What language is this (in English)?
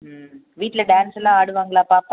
Tamil